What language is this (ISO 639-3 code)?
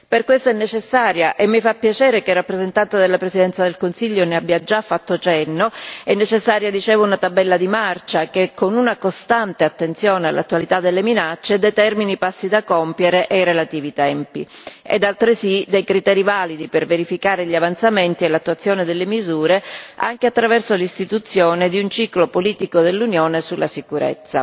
ita